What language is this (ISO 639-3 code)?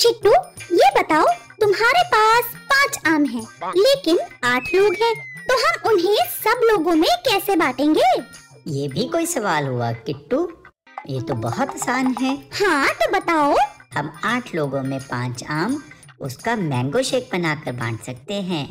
hin